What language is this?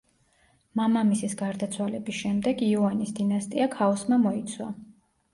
Georgian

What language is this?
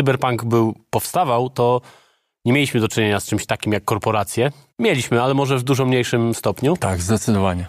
Polish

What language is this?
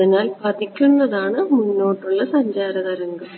Malayalam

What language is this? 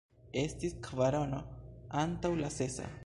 Esperanto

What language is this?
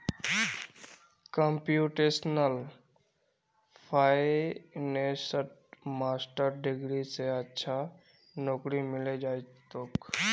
Magahi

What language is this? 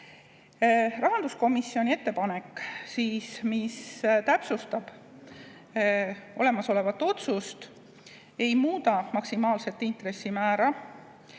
Estonian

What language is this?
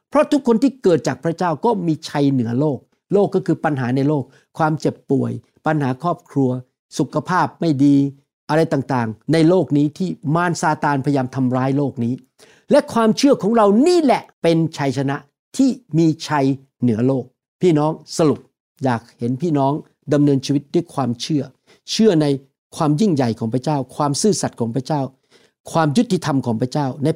Thai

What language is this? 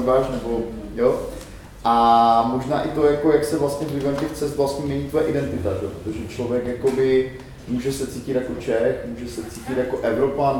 Czech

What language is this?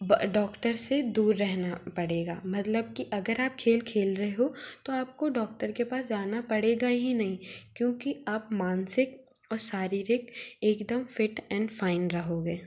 Hindi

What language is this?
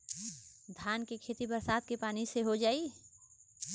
Bhojpuri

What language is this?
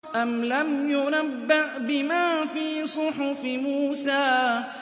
Arabic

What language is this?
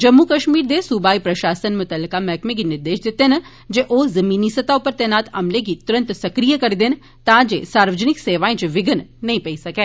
Dogri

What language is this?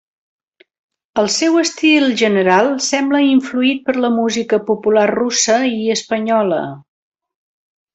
Catalan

